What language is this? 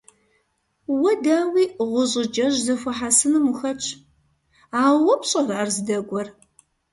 Kabardian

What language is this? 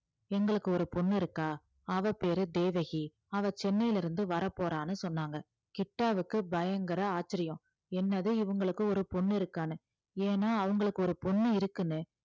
Tamil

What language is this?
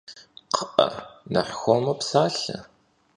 Kabardian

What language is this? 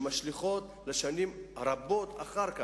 Hebrew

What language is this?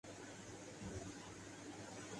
Urdu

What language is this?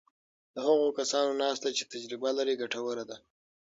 Pashto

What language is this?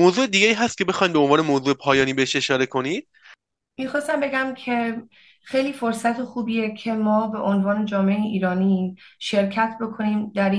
Persian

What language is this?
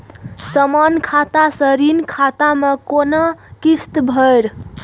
Maithili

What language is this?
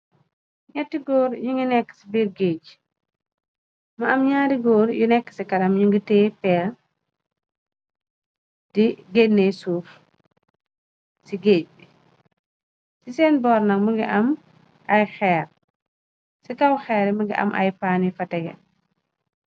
Wolof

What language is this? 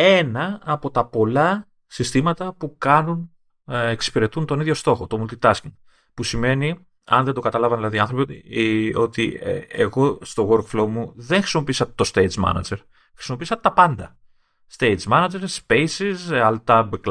Greek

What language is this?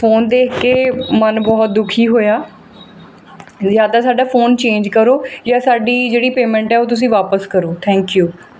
Punjabi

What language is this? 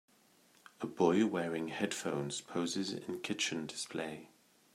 English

